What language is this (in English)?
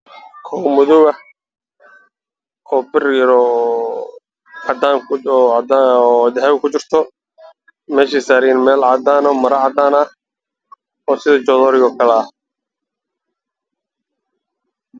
Somali